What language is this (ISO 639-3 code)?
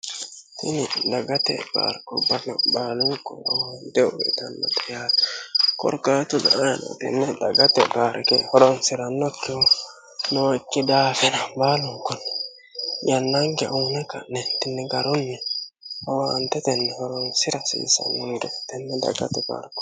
sid